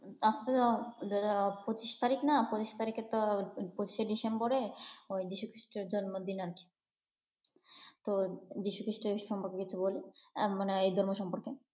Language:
Bangla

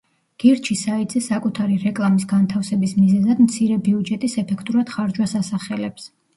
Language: Georgian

